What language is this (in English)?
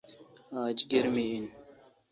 Kalkoti